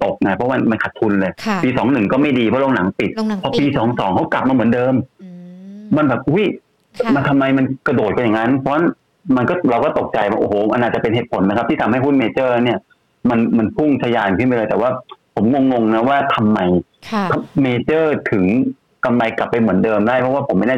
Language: Thai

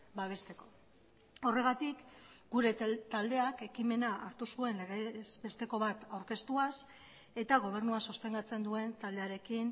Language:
Basque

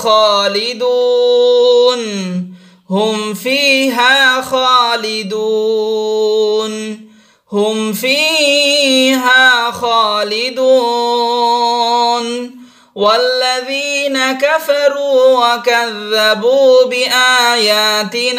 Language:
Indonesian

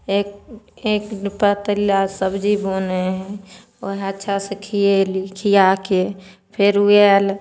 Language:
Maithili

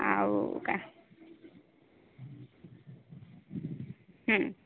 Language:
Odia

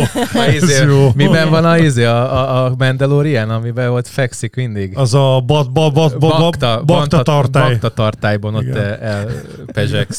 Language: Hungarian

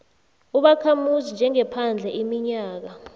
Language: South Ndebele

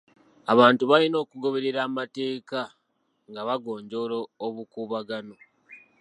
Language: Ganda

